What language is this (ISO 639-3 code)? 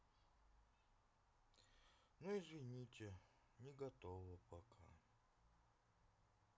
rus